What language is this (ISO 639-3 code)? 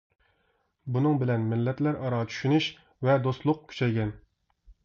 uig